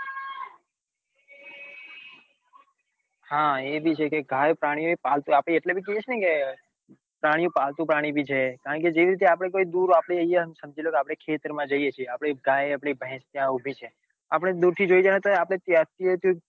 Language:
Gujarati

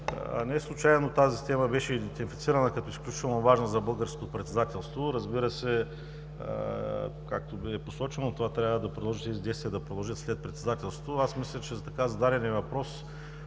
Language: Bulgarian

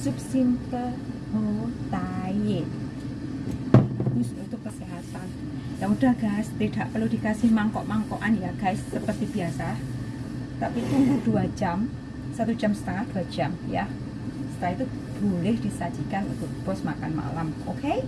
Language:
Indonesian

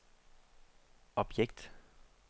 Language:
Danish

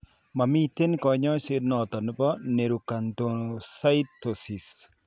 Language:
Kalenjin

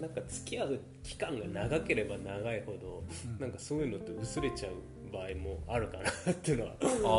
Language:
Japanese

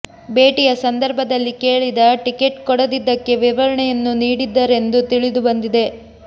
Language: Kannada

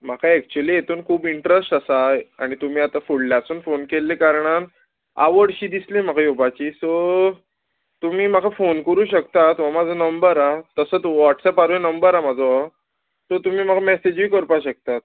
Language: Konkani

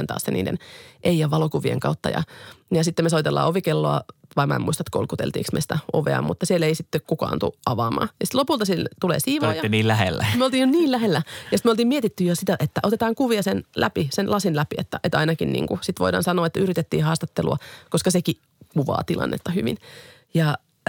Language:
Finnish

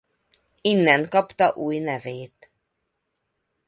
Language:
Hungarian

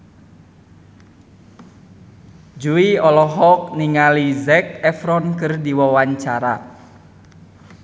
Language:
Sundanese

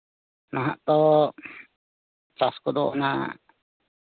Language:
Santali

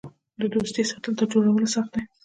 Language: Pashto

